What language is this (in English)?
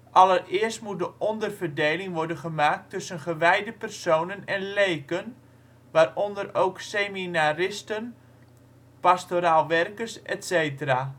Dutch